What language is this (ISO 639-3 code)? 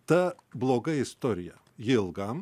lit